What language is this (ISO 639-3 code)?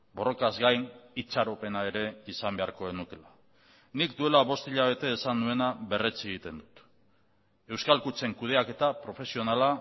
eus